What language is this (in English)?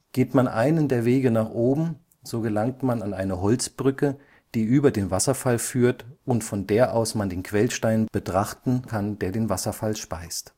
German